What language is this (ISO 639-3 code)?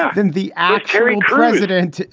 eng